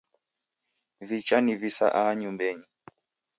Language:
Taita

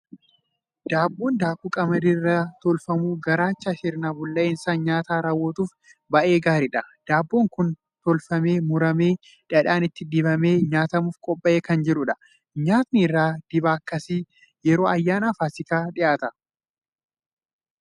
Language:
Oromo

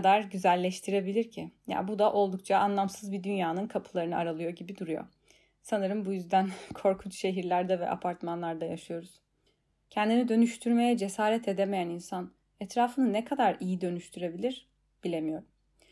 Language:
Turkish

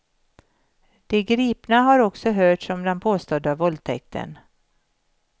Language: Swedish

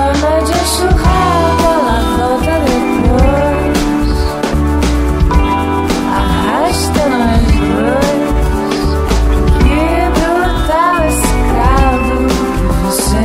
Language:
Portuguese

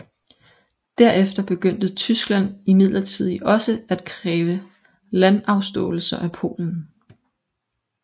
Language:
Danish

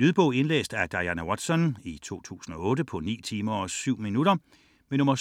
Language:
Danish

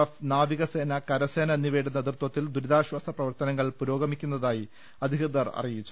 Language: Malayalam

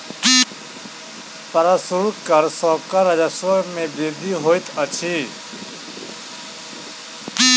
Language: Maithili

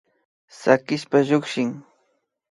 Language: Imbabura Highland Quichua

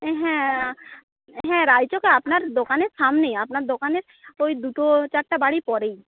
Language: Bangla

